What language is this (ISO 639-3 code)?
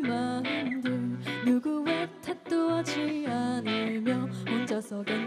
kor